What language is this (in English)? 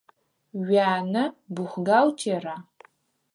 Adyghe